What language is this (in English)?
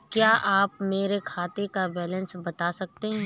Hindi